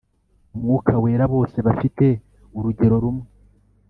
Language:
Kinyarwanda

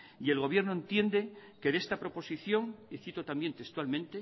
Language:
Spanish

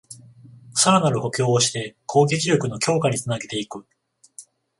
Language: Japanese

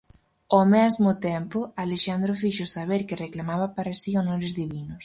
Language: Galician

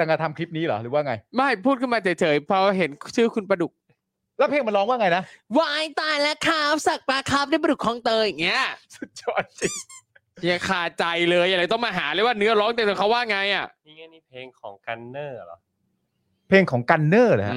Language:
Thai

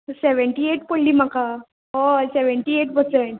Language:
Konkani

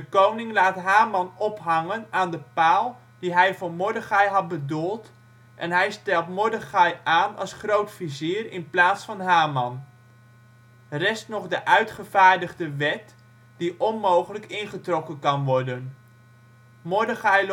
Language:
Dutch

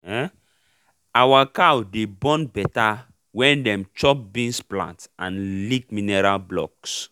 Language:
Nigerian Pidgin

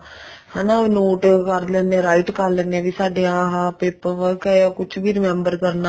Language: Punjabi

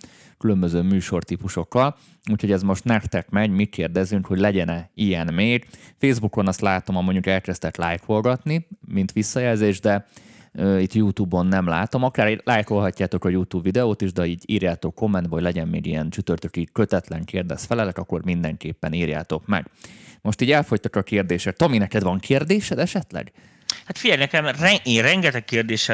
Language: Hungarian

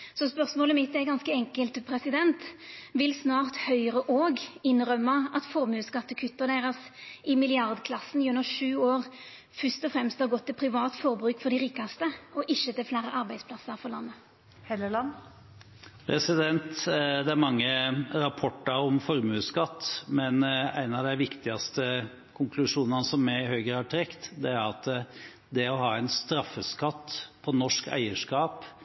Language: Norwegian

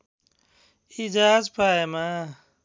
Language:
Nepali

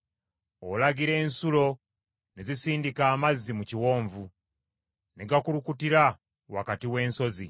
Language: Ganda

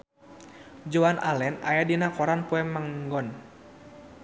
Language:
Sundanese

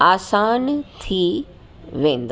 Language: Sindhi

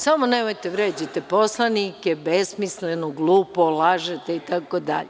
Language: Serbian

